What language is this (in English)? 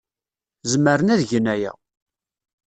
Kabyle